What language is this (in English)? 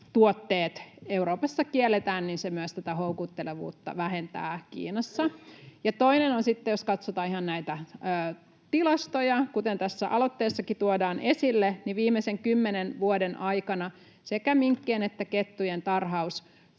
Finnish